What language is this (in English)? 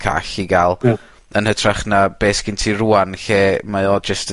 Welsh